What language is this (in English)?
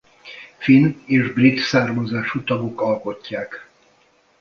Hungarian